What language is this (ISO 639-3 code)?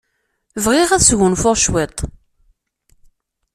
kab